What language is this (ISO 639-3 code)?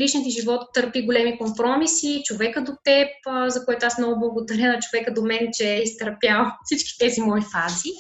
bul